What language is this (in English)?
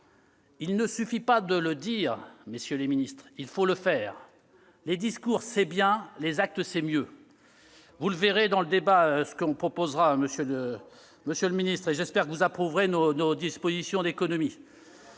French